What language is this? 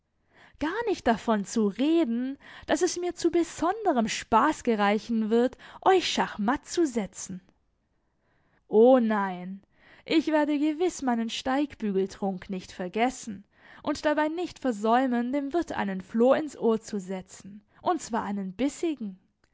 German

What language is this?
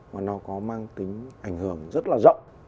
Vietnamese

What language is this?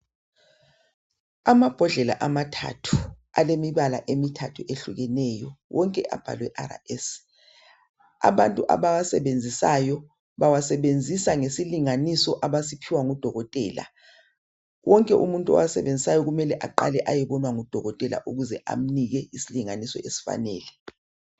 North Ndebele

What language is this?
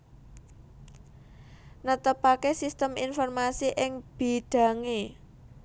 Javanese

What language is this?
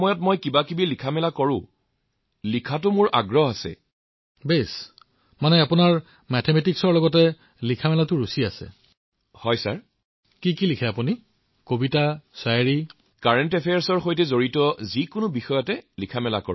Assamese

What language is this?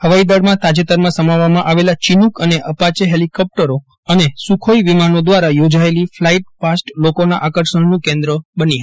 Gujarati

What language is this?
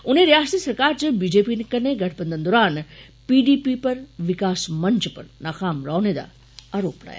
Dogri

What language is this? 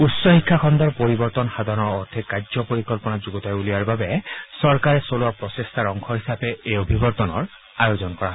Assamese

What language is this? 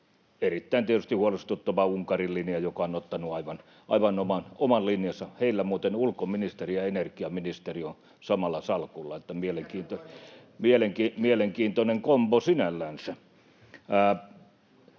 Finnish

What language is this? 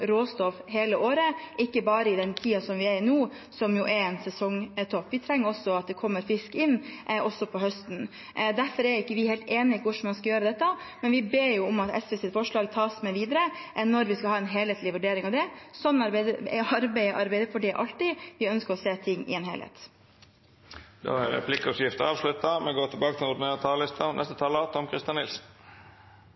Norwegian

